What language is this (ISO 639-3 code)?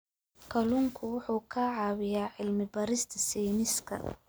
som